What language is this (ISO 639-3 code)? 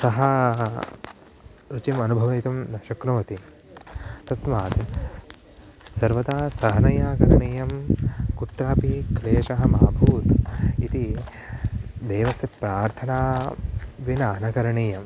san